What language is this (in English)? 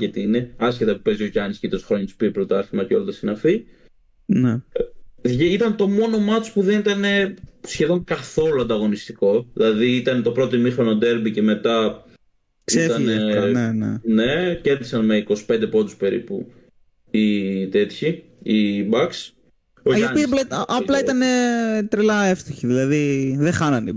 Greek